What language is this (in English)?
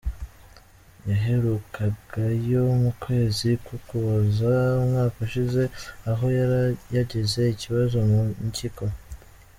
Kinyarwanda